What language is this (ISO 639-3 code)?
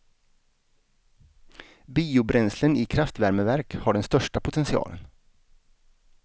swe